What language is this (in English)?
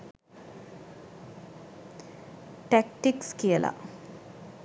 Sinhala